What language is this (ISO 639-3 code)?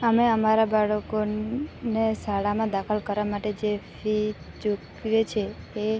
guj